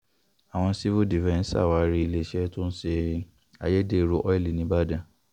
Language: Yoruba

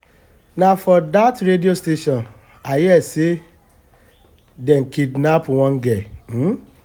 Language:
Nigerian Pidgin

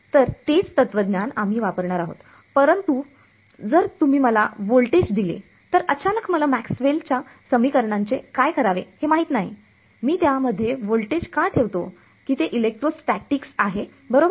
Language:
Marathi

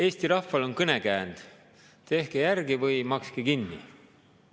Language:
Estonian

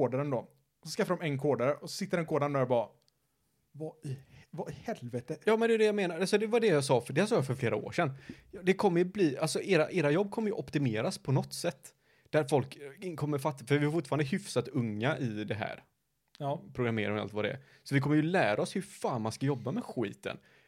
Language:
Swedish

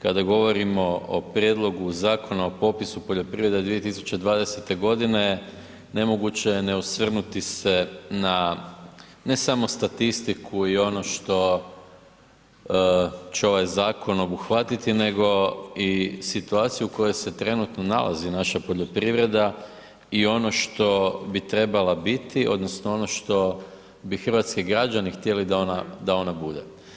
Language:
Croatian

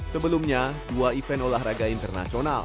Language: Indonesian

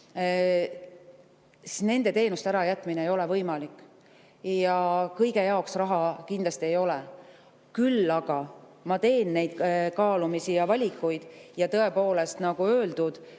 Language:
Estonian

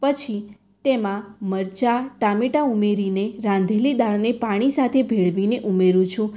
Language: Gujarati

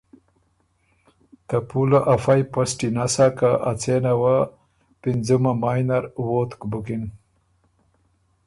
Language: Ormuri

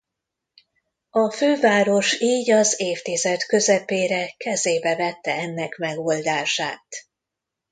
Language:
Hungarian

